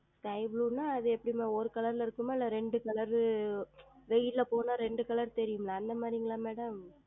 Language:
Tamil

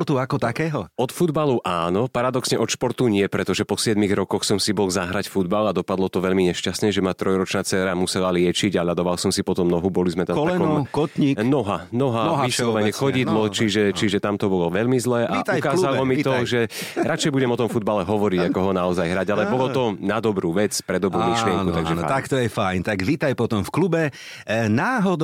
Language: Slovak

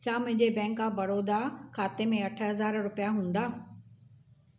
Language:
Sindhi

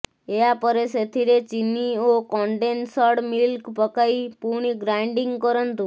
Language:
Odia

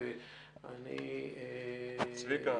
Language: Hebrew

